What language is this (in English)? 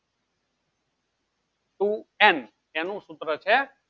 Gujarati